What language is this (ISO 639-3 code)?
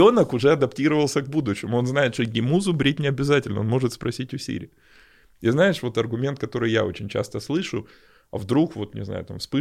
rus